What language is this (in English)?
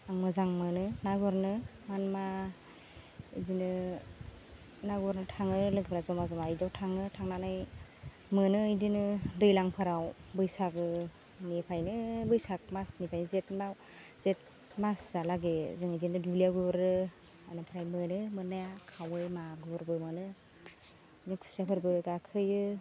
Bodo